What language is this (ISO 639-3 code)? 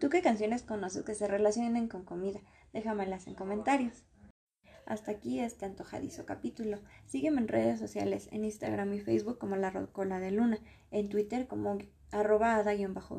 spa